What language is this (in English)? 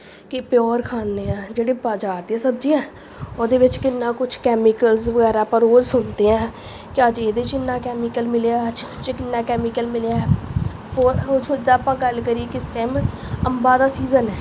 Punjabi